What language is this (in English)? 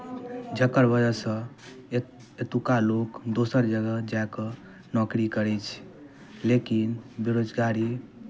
Maithili